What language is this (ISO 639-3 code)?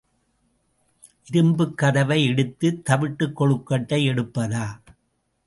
tam